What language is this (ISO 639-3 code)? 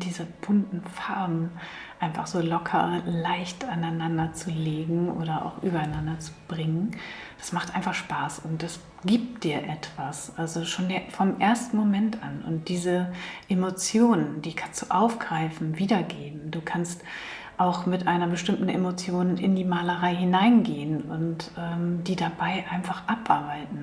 deu